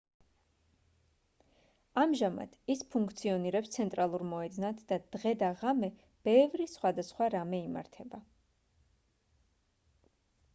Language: Georgian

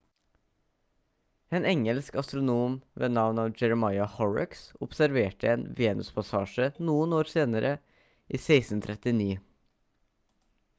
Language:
Norwegian Bokmål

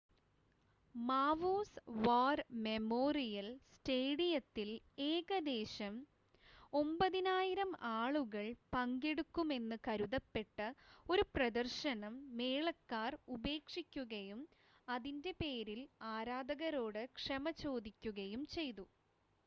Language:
Malayalam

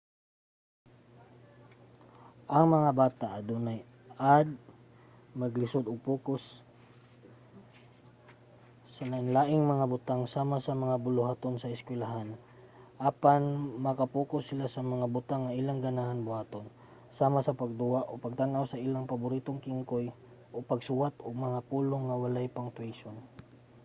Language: Cebuano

